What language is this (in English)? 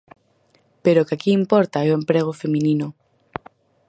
Galician